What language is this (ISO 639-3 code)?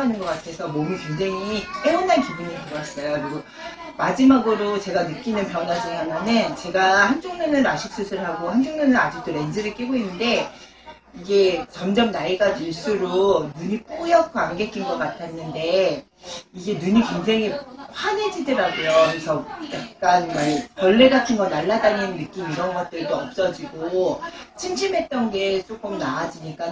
kor